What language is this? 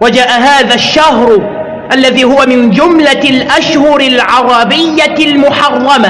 Arabic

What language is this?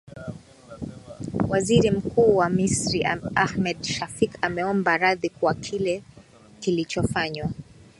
Swahili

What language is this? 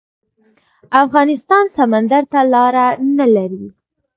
Pashto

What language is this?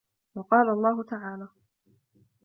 Arabic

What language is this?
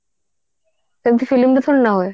Odia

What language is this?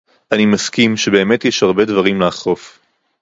Hebrew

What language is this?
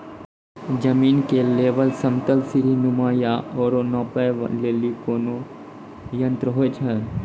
Maithili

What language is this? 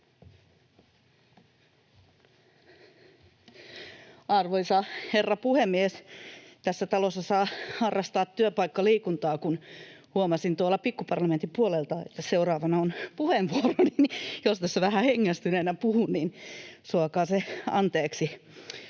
Finnish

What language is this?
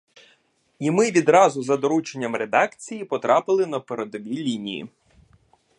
Ukrainian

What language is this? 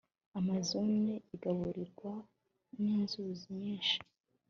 Kinyarwanda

